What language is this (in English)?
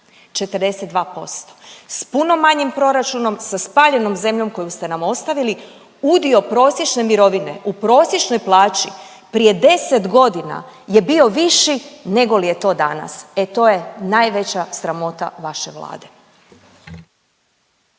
Croatian